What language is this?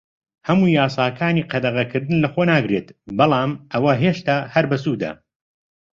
Central Kurdish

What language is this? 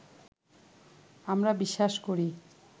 Bangla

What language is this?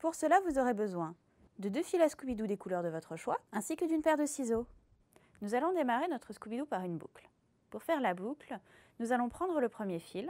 French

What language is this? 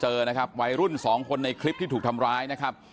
Thai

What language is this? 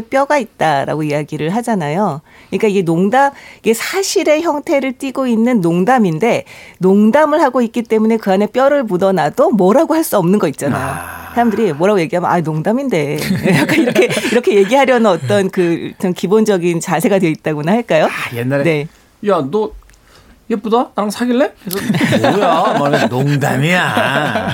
Korean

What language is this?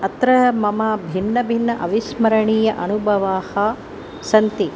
Sanskrit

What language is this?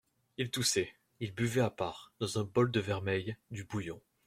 French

